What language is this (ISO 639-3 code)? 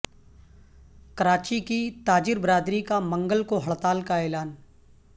urd